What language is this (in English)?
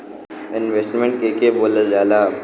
Bhojpuri